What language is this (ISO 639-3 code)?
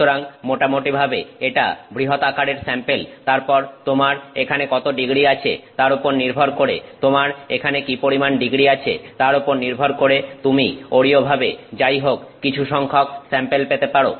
ben